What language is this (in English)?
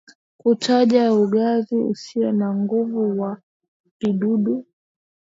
Swahili